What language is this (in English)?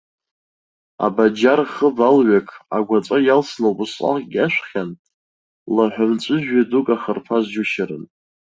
Abkhazian